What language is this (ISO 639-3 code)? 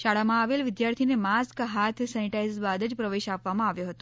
guj